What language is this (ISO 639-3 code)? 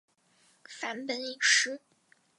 zho